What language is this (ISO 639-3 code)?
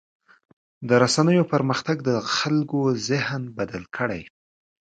pus